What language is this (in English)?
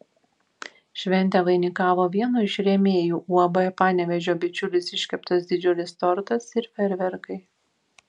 Lithuanian